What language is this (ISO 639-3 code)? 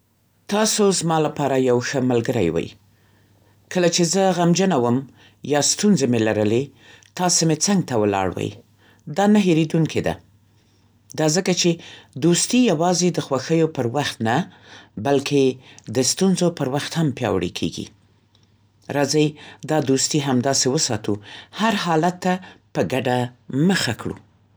pst